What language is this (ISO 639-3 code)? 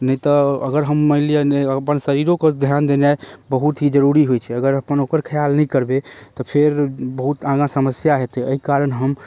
mai